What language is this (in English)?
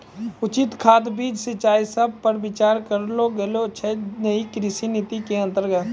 Maithili